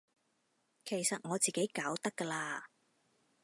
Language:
Cantonese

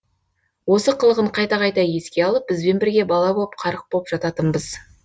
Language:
Kazakh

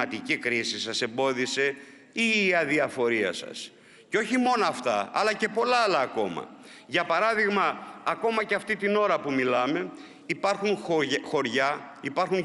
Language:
Greek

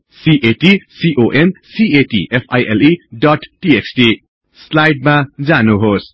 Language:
Nepali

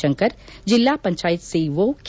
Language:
Kannada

